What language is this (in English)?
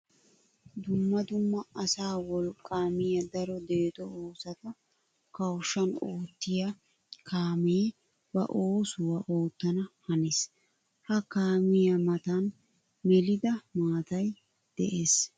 Wolaytta